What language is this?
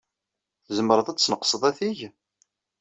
Kabyle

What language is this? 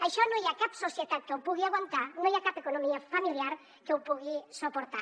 Catalan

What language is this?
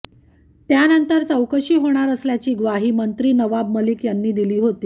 Marathi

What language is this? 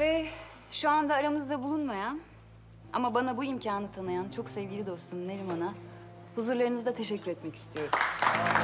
Turkish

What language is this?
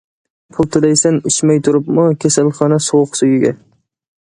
Uyghur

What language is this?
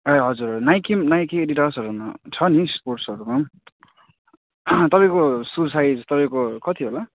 Nepali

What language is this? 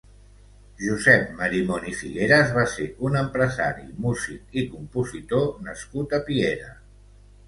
Catalan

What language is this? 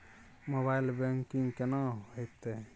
Maithili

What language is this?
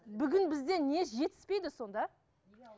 Kazakh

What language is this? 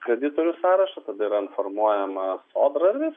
Lithuanian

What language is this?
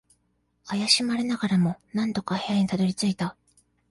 Japanese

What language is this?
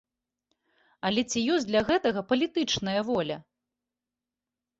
Belarusian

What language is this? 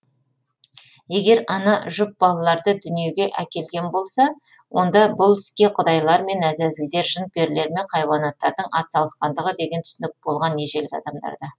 Kazakh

